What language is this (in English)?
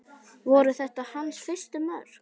Icelandic